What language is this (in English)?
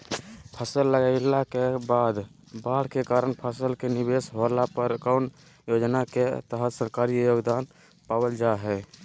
Magahi